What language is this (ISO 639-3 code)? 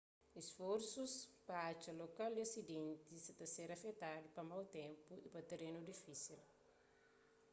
kea